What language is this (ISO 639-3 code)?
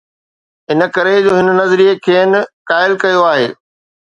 snd